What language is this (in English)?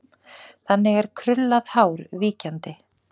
Icelandic